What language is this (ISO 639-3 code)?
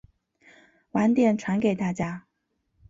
zho